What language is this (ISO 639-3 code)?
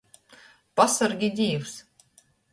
ltg